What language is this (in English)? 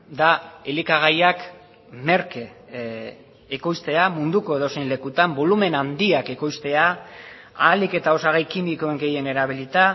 Basque